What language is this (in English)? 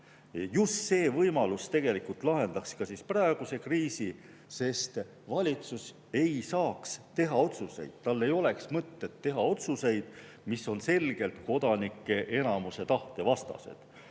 Estonian